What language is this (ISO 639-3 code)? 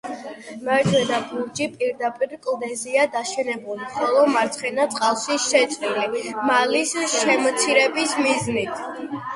kat